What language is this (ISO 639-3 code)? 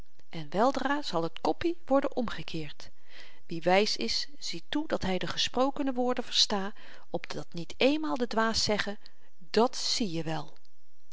nld